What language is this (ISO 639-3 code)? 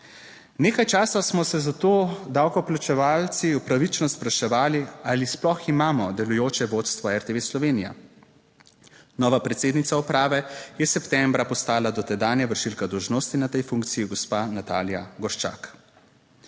slv